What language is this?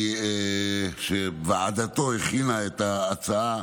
Hebrew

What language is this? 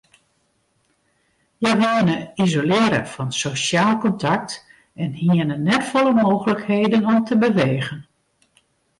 Western Frisian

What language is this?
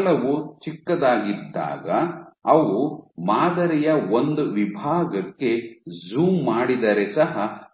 Kannada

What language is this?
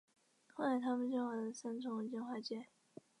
Chinese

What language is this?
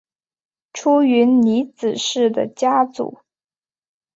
Chinese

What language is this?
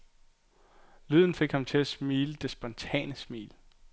Danish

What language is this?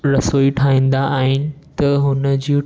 Sindhi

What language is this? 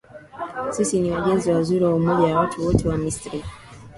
Swahili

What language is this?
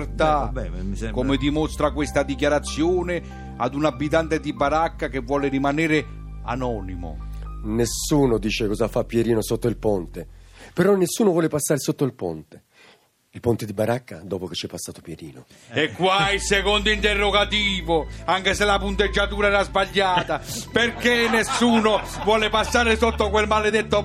Italian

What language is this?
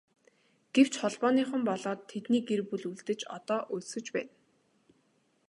Mongolian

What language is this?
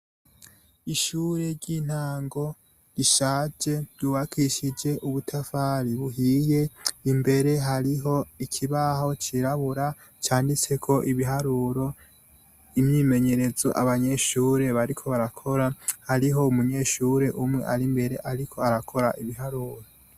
Rundi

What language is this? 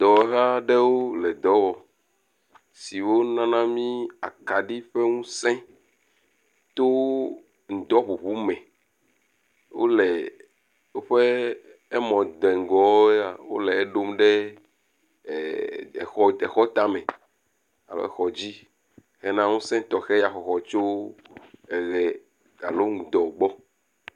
Ewe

